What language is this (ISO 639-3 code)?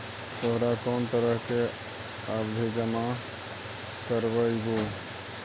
mag